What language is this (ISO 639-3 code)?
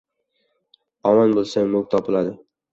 uzb